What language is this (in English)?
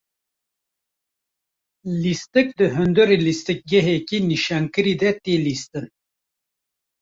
Kurdish